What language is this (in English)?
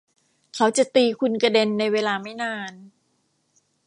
Thai